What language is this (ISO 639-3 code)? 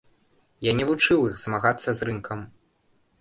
bel